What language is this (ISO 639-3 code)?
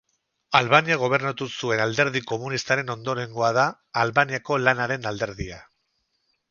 eus